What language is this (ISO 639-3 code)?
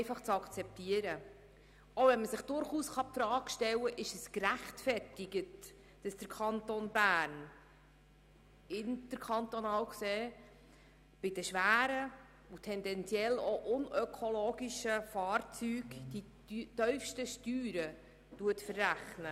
gsw